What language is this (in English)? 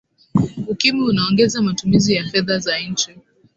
Swahili